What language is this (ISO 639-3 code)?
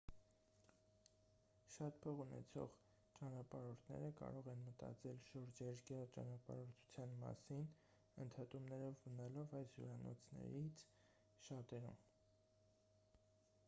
hye